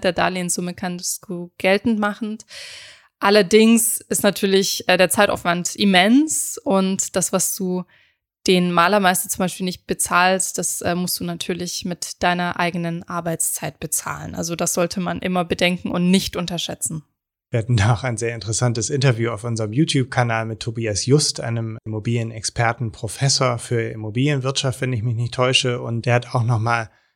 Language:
German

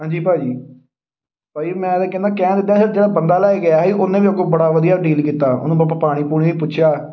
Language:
Punjabi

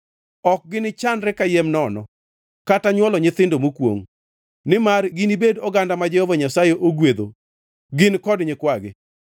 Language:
Luo (Kenya and Tanzania)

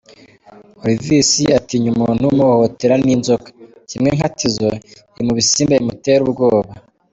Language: Kinyarwanda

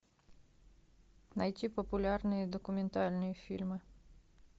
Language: Russian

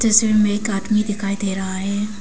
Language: Hindi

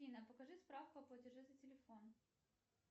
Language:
Russian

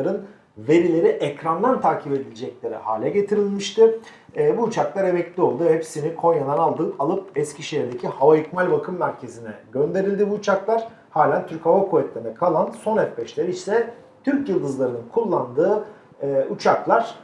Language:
Turkish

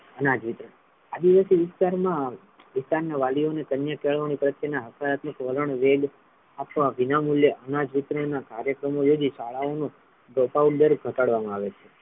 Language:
Gujarati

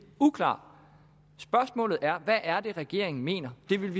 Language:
Danish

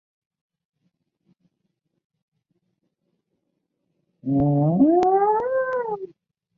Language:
Chinese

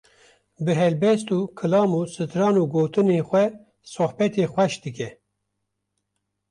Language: Kurdish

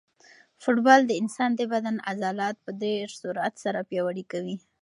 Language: Pashto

